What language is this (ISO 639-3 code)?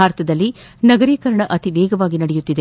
kan